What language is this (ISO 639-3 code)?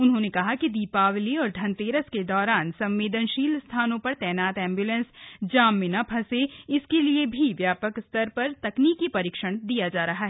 hin